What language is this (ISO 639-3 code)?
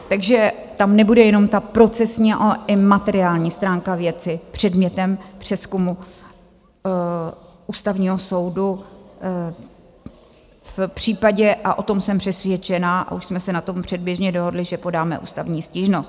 ces